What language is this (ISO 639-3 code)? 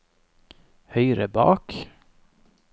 nor